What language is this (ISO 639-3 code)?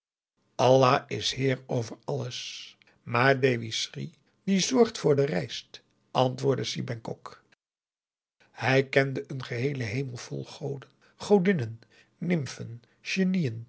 nld